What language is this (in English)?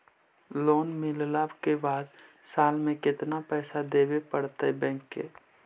Magahi